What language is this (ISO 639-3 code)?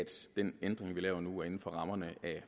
dan